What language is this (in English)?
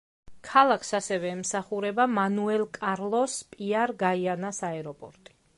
Georgian